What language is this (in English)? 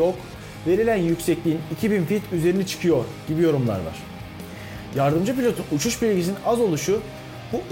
Turkish